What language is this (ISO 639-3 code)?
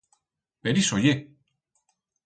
arg